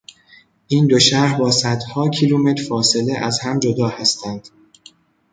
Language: Persian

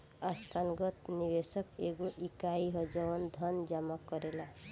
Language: Bhojpuri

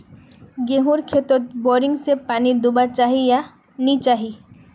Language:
Magahi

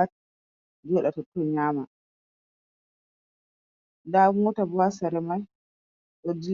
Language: Fula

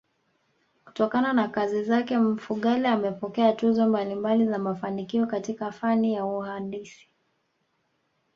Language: Swahili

